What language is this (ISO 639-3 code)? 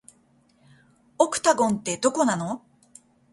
jpn